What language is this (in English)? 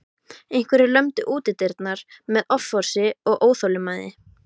Icelandic